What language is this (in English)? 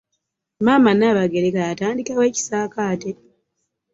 Ganda